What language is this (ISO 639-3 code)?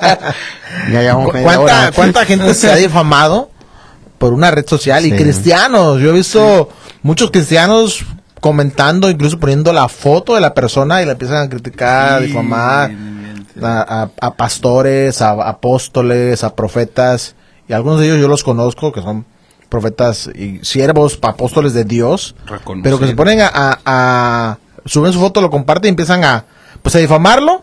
spa